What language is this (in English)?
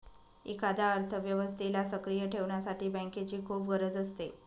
Marathi